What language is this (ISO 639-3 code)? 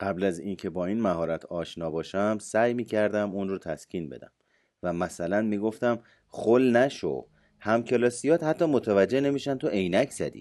fas